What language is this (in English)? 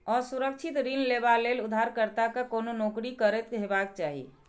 Maithili